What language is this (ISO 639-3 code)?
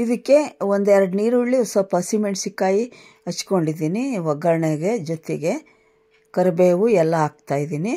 kan